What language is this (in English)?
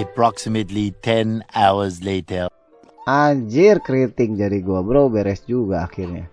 Indonesian